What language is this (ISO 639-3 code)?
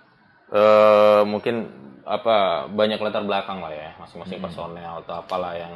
ind